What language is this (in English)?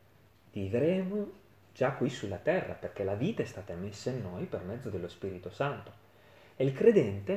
Italian